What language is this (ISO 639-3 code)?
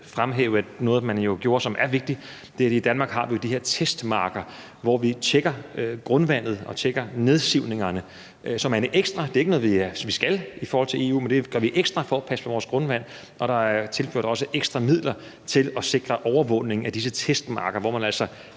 dan